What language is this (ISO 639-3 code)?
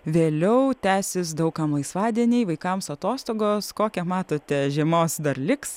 lit